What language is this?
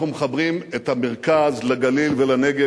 Hebrew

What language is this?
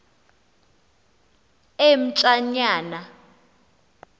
Xhosa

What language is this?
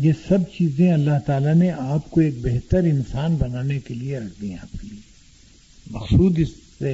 Urdu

